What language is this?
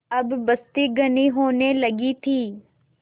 Hindi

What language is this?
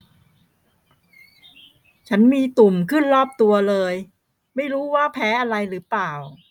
Thai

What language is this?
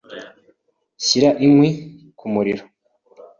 Kinyarwanda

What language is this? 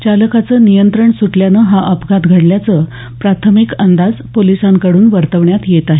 Marathi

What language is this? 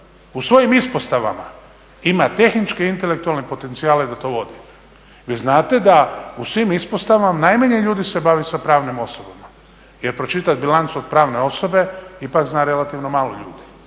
Croatian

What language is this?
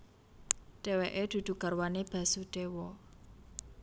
Javanese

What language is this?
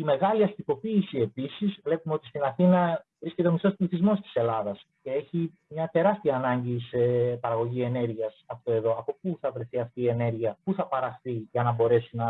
Greek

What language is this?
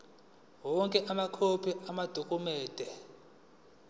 Zulu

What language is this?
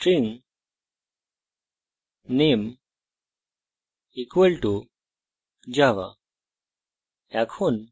Bangla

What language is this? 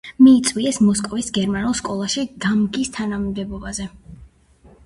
Georgian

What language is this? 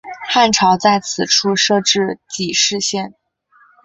Chinese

